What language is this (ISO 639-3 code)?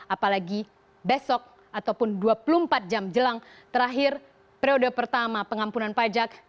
ind